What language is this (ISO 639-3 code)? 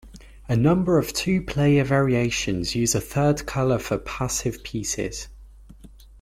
eng